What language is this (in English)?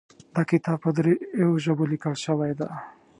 Pashto